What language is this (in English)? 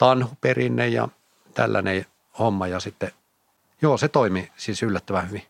Finnish